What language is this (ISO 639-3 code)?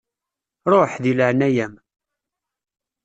kab